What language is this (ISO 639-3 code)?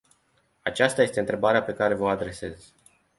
ron